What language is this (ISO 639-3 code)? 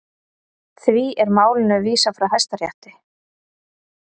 isl